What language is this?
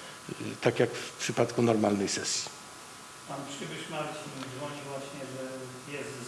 Polish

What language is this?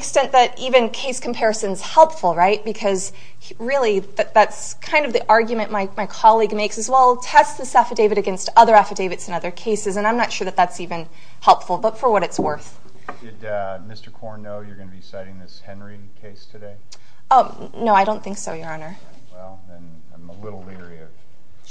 English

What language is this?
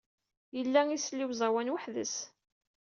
Kabyle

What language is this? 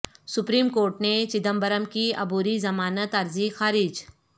Urdu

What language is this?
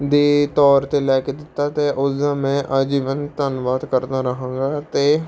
Punjabi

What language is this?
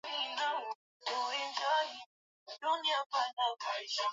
Swahili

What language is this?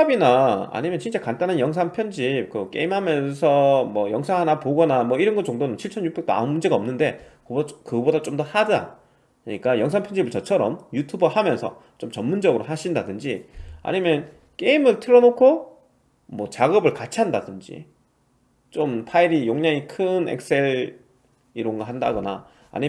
Korean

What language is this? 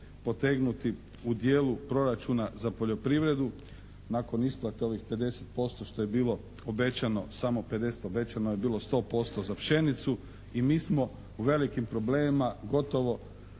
Croatian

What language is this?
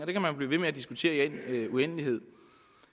Danish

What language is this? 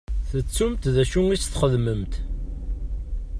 Kabyle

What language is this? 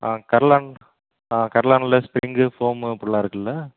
Tamil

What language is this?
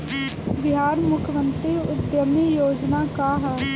Bhojpuri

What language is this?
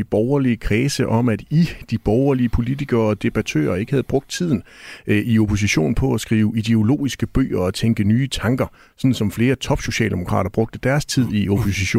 Danish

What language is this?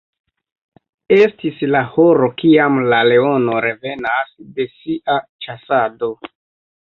Esperanto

